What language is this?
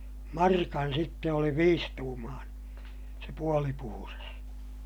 Finnish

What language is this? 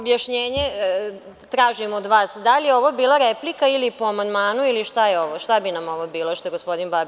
Serbian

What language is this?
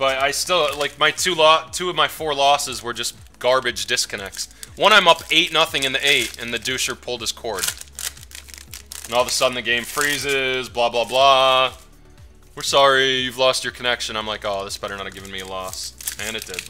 English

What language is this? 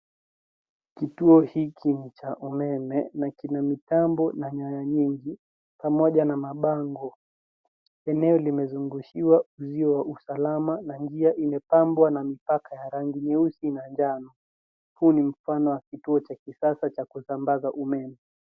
Swahili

